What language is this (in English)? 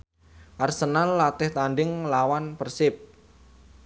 Javanese